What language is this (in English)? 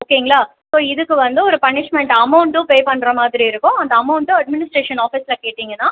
Tamil